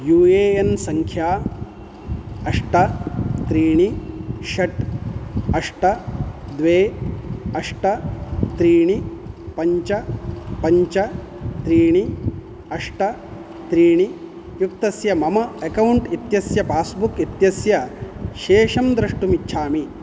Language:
Sanskrit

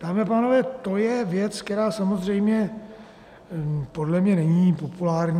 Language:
Czech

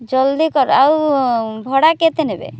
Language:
Odia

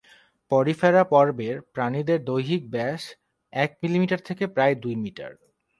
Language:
Bangla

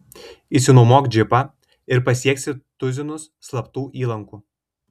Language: Lithuanian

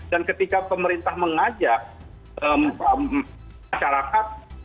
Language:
Indonesian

